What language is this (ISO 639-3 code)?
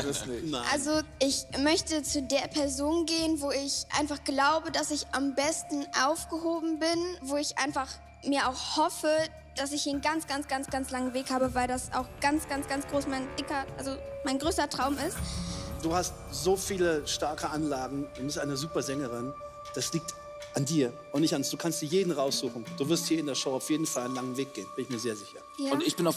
deu